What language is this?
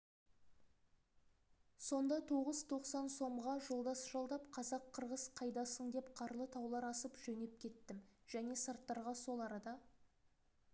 Kazakh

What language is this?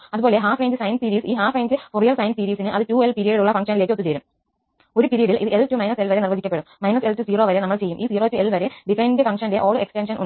Malayalam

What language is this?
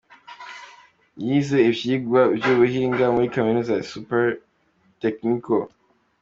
Kinyarwanda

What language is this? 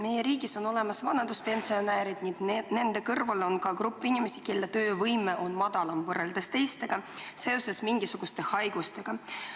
Estonian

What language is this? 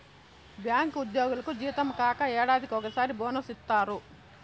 Telugu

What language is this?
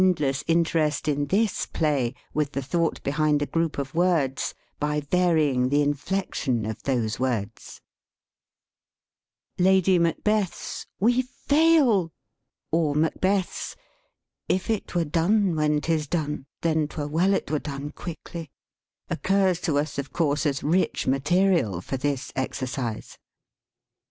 English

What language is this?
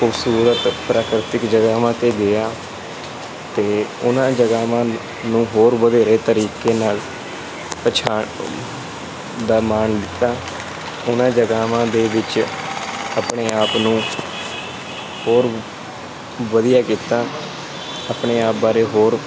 Punjabi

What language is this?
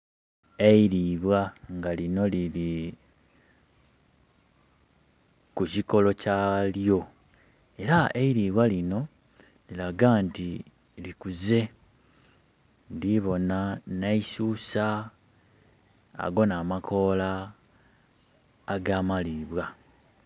Soga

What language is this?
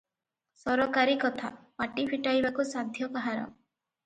Odia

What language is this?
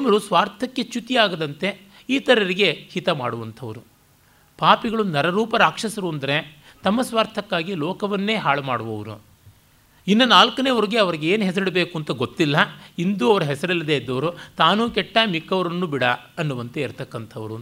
Kannada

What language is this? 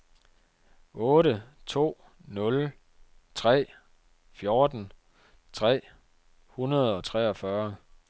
Danish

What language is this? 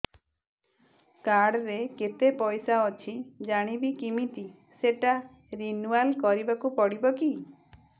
Odia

